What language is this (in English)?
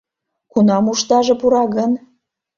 Mari